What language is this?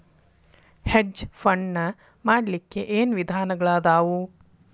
Kannada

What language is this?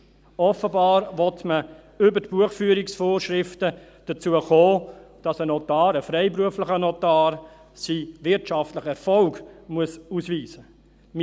Swiss German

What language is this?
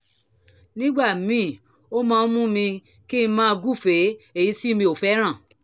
Yoruba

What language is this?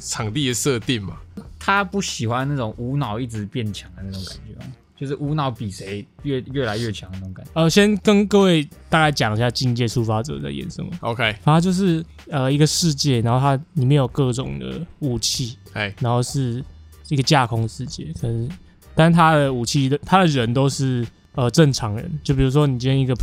Chinese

